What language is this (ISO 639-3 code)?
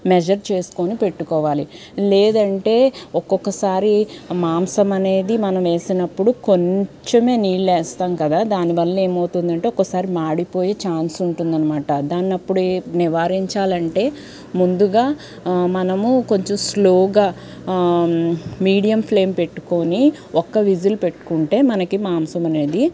tel